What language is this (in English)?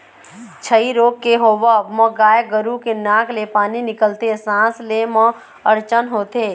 Chhattisgarhi